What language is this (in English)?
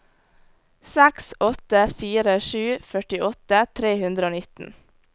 Norwegian